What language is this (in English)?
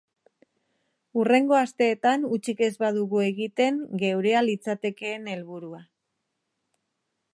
Basque